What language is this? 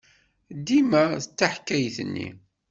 Kabyle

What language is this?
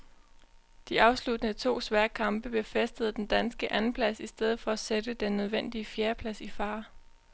Danish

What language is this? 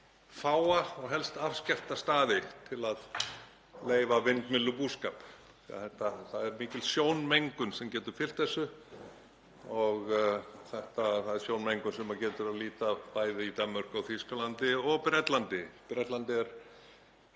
Icelandic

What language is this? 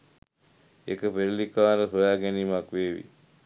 Sinhala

